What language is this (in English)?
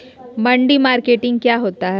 Magahi